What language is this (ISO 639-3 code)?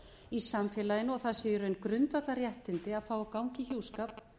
isl